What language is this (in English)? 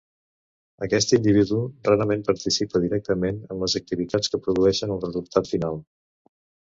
Catalan